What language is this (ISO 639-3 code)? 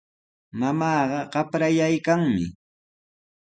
qws